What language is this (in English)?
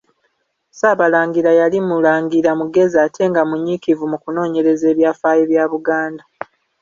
Ganda